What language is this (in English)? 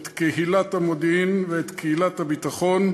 Hebrew